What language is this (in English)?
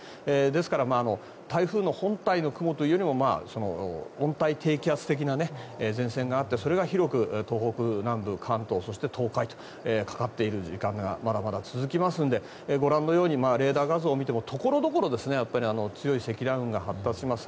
Japanese